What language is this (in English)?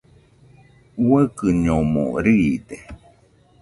Nüpode Huitoto